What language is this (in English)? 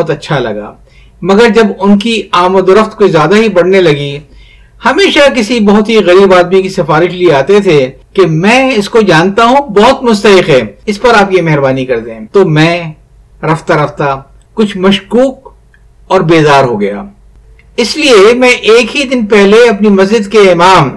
Urdu